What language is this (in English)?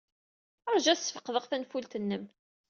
Kabyle